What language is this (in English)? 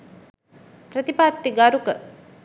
Sinhala